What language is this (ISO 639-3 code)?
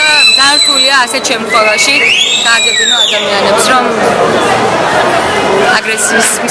ron